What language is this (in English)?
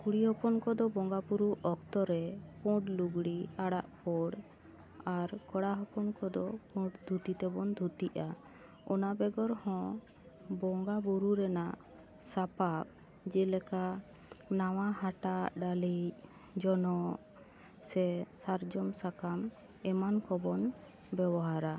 Santali